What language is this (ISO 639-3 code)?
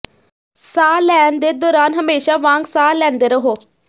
pan